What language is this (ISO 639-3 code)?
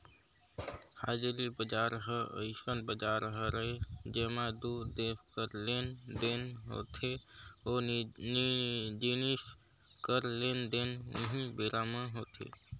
hne